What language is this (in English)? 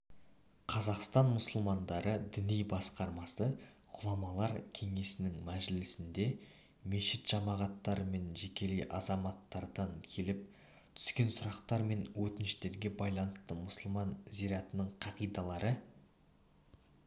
Kazakh